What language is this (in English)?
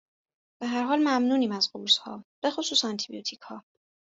Persian